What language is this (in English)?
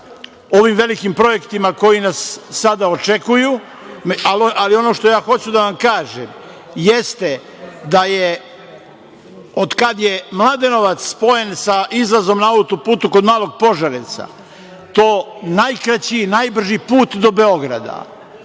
Serbian